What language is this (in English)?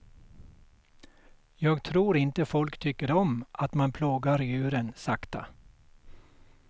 Swedish